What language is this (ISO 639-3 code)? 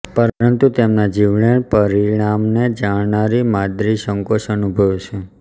guj